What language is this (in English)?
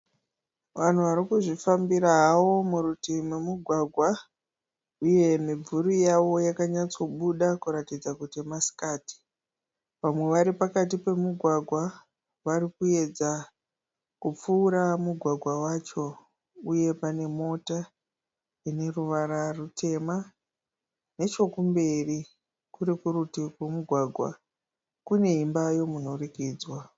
Shona